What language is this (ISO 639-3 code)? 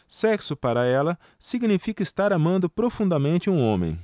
por